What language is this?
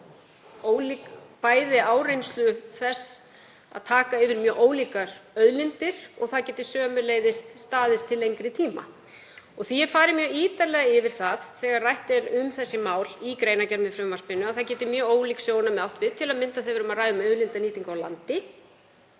Icelandic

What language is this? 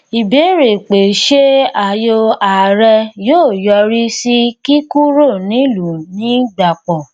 Yoruba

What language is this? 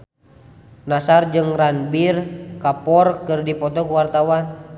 Sundanese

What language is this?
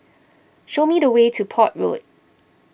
English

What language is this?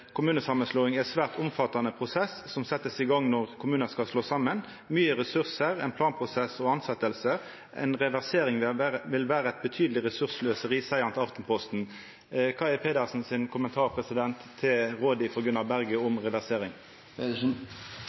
Norwegian Nynorsk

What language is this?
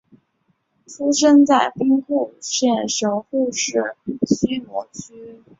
Chinese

